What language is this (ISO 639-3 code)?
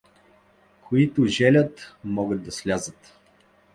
bul